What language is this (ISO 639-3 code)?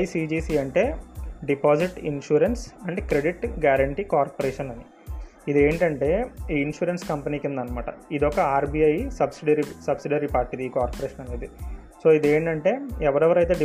tel